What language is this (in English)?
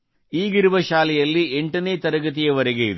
Kannada